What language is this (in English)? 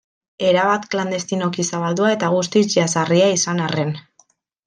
Basque